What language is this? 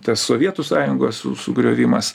Lithuanian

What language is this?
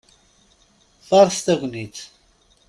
Kabyle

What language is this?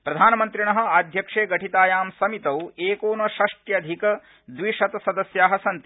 Sanskrit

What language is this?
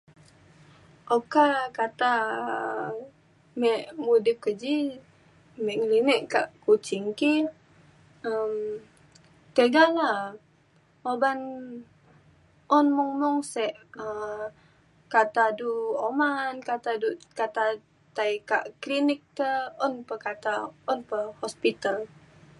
Mainstream Kenyah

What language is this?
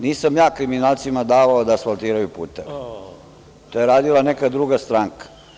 Serbian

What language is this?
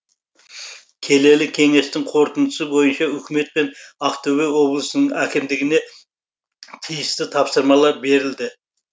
Kazakh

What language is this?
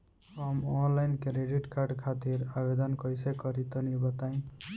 Bhojpuri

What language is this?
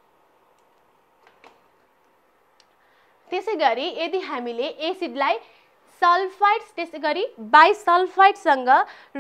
Hindi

